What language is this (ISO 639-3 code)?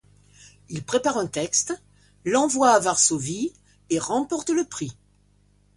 fra